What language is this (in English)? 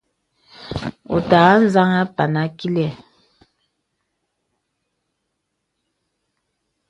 Bebele